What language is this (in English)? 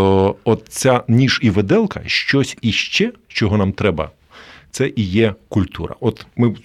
Ukrainian